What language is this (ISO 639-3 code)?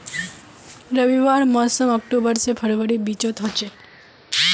mag